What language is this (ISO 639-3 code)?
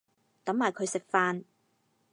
yue